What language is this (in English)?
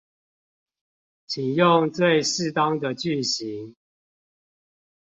Chinese